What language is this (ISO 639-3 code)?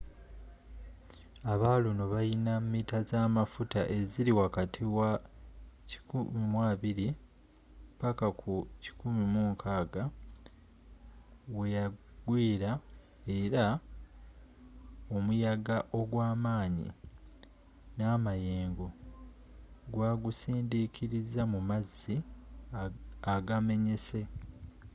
lug